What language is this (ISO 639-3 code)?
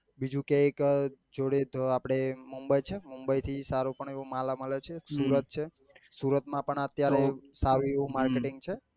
guj